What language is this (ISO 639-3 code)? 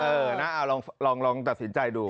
tha